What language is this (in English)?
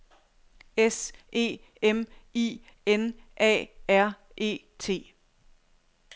Danish